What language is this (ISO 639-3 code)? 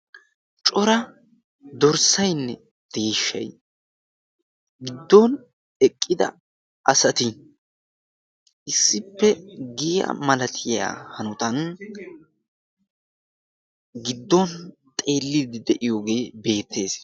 wal